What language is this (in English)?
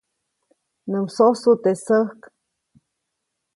Copainalá Zoque